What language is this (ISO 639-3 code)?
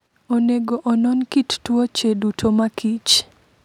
luo